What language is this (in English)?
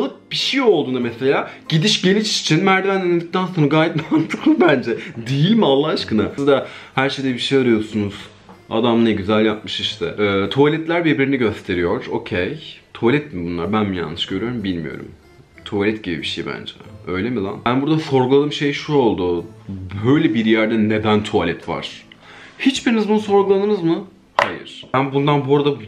Turkish